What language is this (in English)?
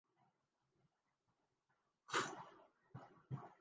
Urdu